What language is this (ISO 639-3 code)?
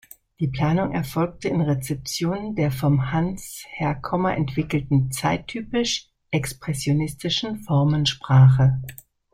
deu